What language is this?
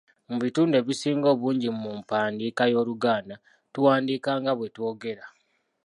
Ganda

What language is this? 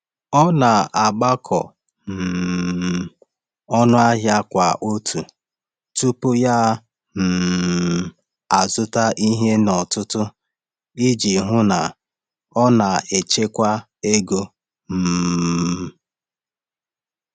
Igbo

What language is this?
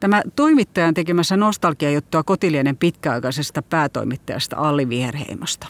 Finnish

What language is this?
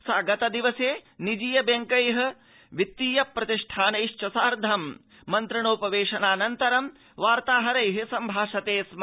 Sanskrit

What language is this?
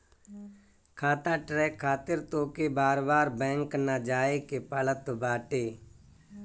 Bhojpuri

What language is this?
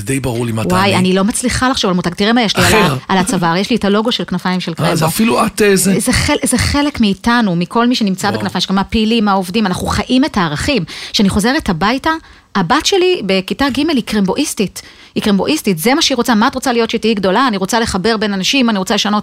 Hebrew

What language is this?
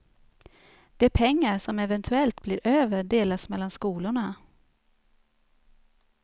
Swedish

